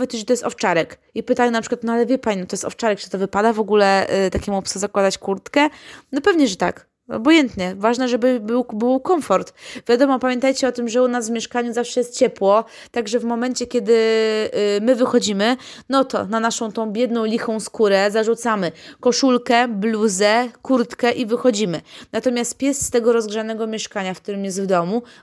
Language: Polish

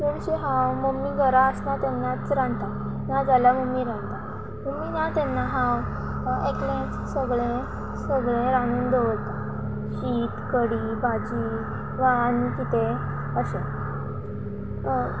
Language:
Konkani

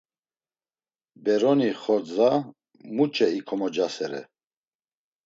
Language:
Laz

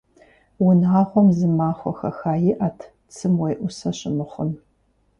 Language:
Kabardian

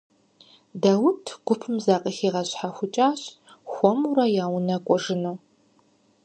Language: Kabardian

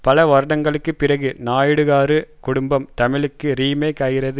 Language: Tamil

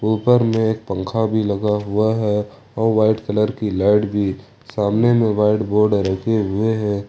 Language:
Hindi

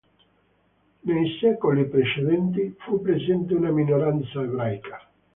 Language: Italian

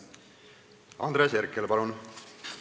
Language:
Estonian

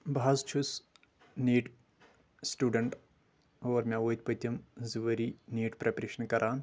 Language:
Kashmiri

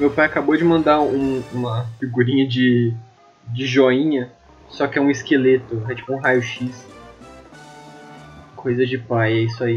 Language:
Portuguese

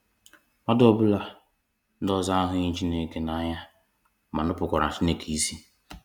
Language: Igbo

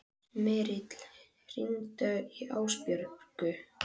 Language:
Icelandic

